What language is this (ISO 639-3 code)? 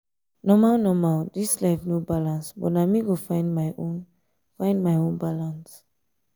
pcm